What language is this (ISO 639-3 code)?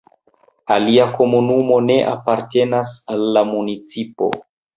epo